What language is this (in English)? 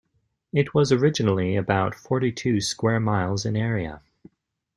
English